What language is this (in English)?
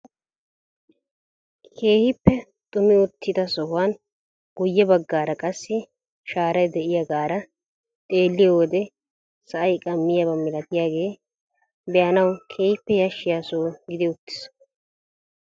Wolaytta